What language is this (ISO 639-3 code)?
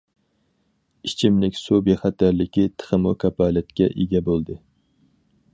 uig